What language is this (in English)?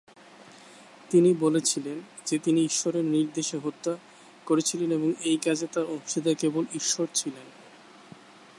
Bangla